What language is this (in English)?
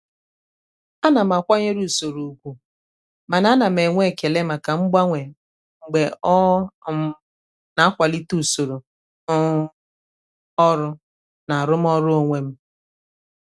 Igbo